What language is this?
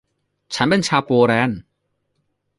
Thai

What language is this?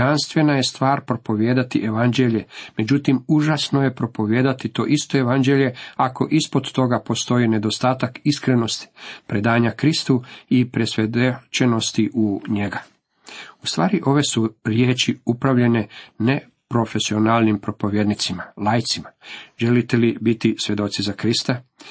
Croatian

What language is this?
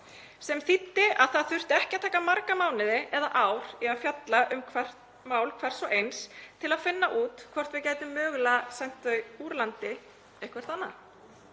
Icelandic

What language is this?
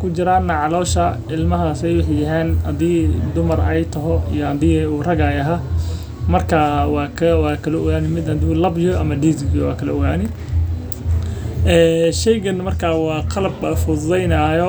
Somali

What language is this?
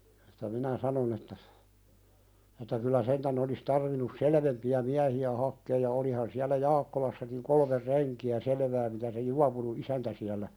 Finnish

